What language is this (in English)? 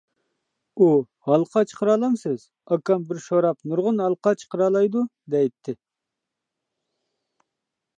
Uyghur